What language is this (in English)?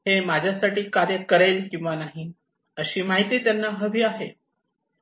Marathi